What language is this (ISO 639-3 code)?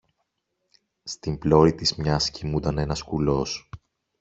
ell